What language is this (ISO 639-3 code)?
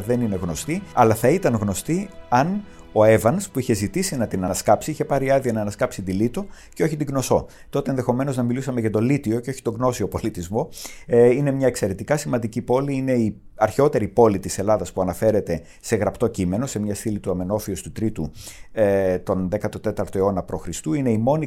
ell